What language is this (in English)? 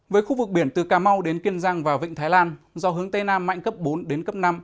Vietnamese